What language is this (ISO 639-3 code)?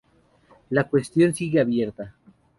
spa